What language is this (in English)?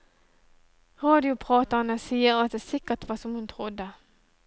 Norwegian